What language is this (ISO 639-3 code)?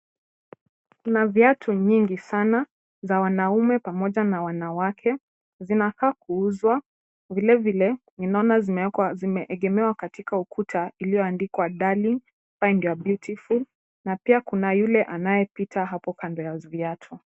swa